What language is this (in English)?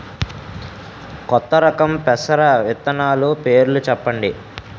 Telugu